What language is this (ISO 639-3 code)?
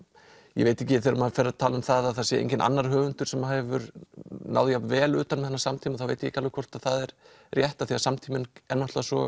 isl